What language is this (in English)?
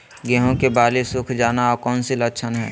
Magahi